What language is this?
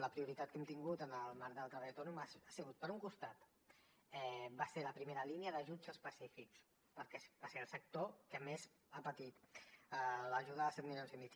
Catalan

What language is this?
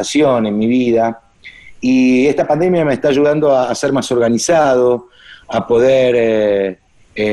Spanish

